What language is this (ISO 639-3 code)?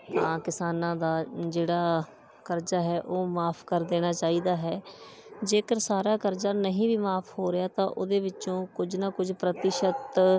pan